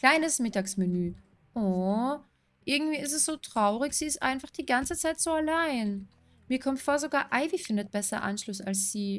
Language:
German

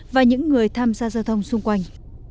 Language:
Vietnamese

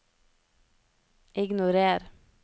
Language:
Norwegian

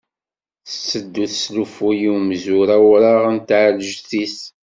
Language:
Kabyle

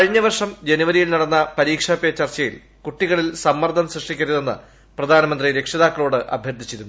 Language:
Malayalam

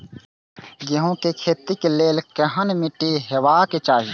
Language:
Maithili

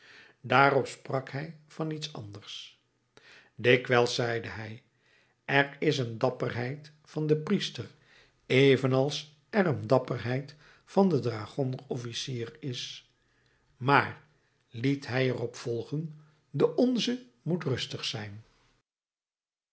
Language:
Dutch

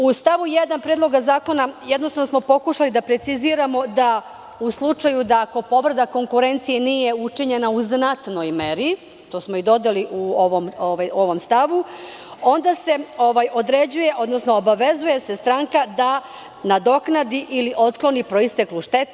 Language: Serbian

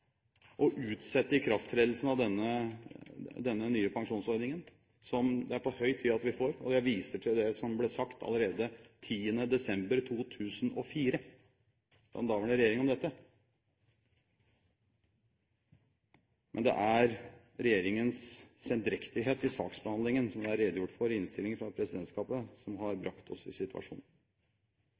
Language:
Norwegian Bokmål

